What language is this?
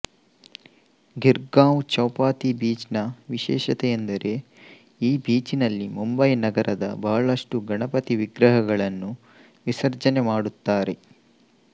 Kannada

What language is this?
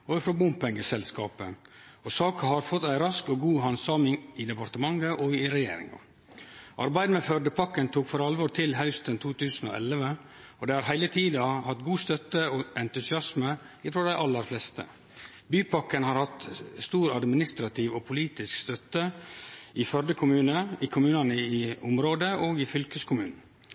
Norwegian Nynorsk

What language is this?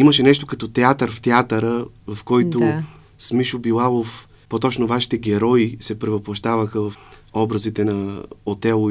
Bulgarian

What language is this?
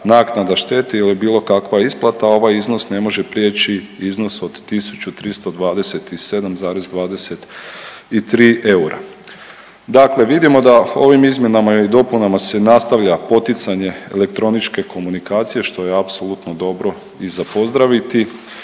Croatian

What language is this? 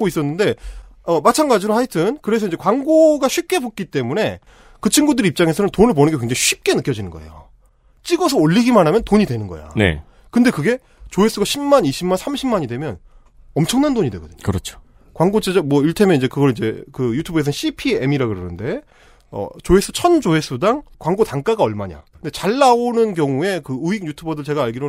Korean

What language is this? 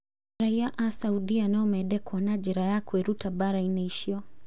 Kikuyu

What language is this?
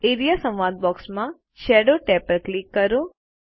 Gujarati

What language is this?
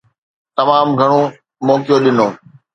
Sindhi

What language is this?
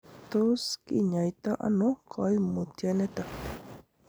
Kalenjin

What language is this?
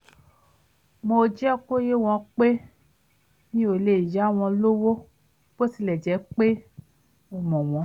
Yoruba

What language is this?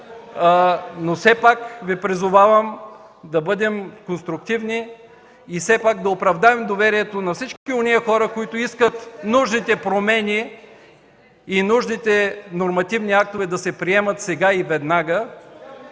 Bulgarian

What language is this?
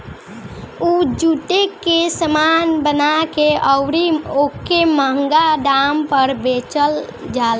Bhojpuri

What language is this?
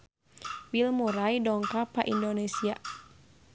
Sundanese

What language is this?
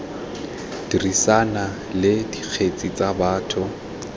Tswana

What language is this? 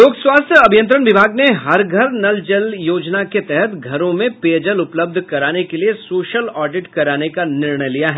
Hindi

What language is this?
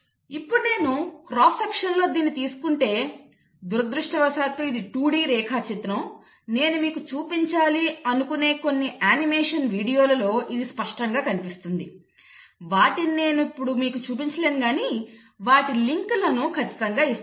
Telugu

